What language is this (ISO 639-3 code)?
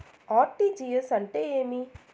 tel